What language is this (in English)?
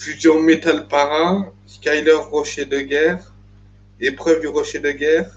French